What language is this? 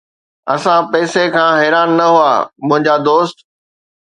Sindhi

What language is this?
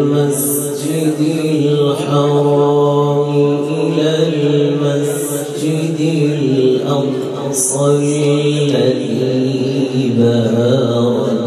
Arabic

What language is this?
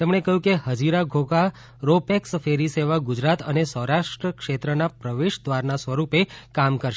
Gujarati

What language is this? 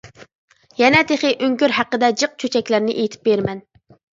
Uyghur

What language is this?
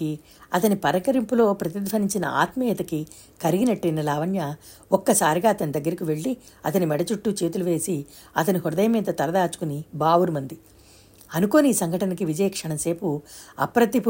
Telugu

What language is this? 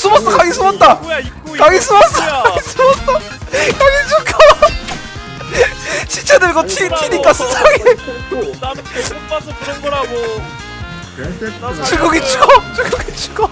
Korean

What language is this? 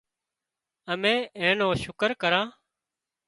Wadiyara Koli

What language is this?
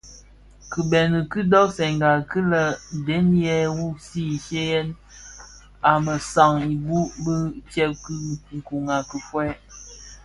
Bafia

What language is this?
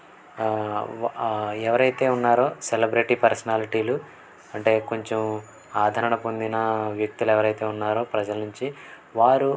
Telugu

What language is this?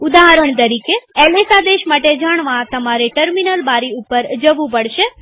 Gujarati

